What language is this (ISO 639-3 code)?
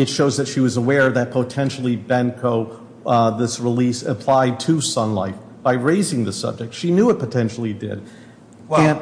eng